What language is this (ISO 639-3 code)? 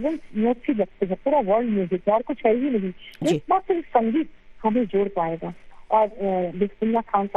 urd